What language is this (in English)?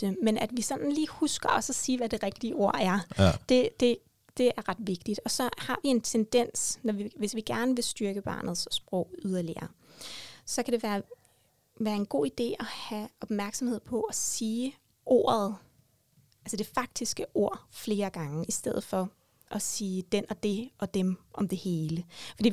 Danish